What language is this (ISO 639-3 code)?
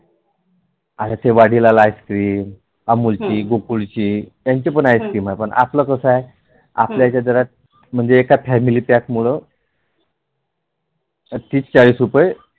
mar